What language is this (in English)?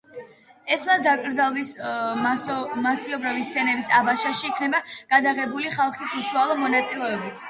Georgian